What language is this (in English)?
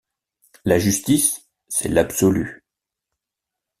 French